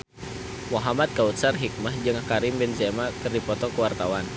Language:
Sundanese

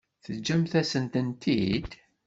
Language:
Kabyle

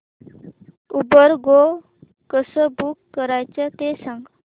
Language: Marathi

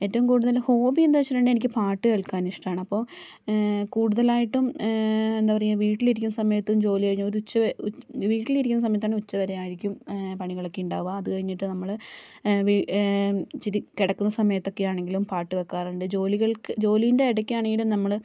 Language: Malayalam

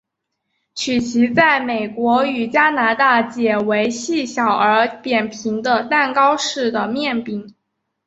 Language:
Chinese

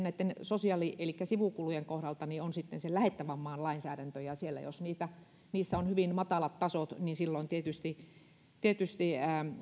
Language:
Finnish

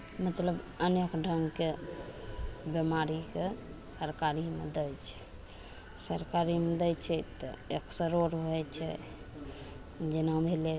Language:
Maithili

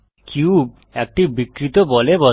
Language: Bangla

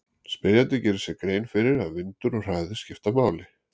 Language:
Icelandic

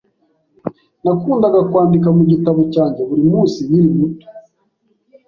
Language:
Kinyarwanda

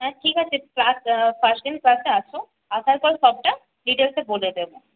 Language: Bangla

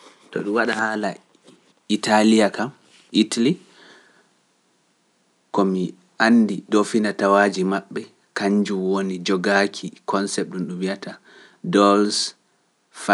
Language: Pular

